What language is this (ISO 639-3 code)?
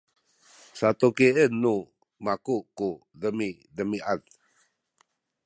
szy